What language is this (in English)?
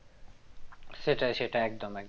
Bangla